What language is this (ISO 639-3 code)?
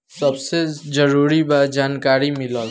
bho